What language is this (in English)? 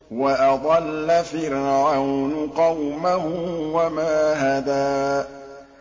Arabic